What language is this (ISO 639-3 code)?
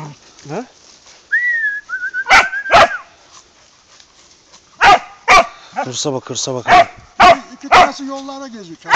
tur